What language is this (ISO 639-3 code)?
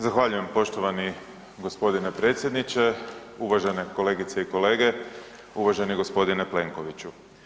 hrv